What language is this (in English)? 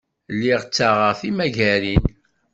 Kabyle